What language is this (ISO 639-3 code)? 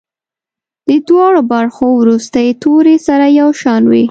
pus